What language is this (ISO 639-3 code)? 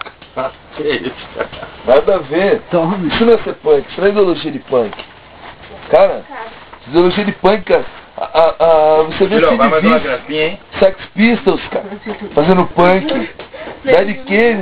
por